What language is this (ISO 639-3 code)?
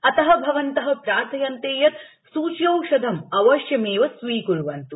san